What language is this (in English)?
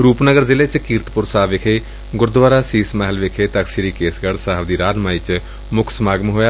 Punjabi